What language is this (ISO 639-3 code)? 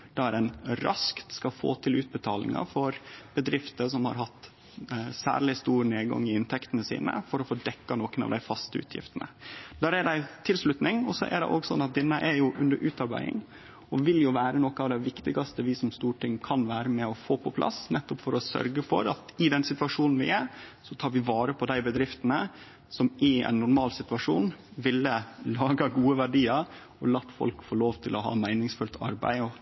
nno